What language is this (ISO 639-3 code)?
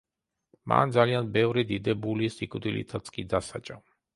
kat